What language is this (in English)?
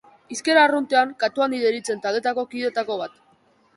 Basque